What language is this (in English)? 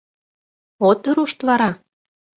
Mari